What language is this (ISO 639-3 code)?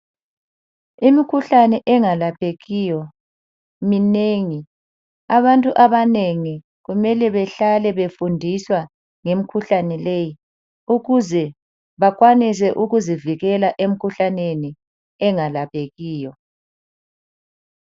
nde